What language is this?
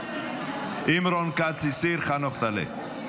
Hebrew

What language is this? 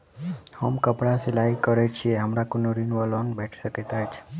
Maithili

